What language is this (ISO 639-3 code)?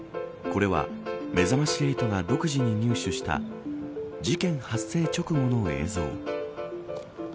jpn